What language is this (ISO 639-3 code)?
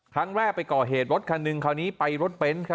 tha